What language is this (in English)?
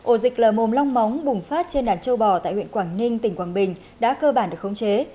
Vietnamese